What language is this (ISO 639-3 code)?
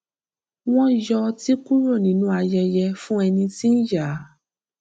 yor